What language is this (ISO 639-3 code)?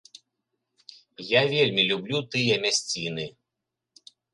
bel